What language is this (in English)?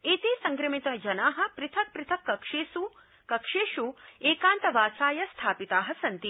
Sanskrit